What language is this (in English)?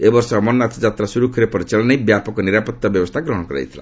Odia